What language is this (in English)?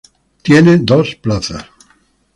Spanish